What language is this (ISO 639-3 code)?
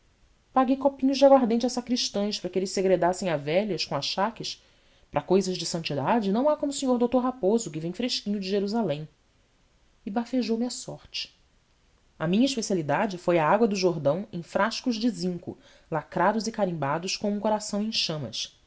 por